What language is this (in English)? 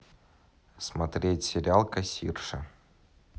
Russian